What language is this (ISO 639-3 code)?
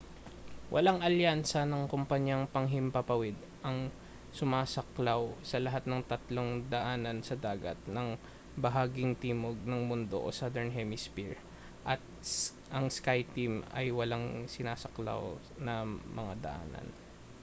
fil